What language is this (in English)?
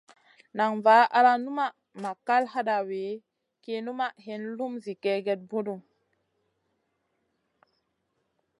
Masana